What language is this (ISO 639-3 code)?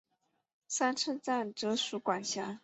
zho